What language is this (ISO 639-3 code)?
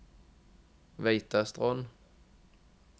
nor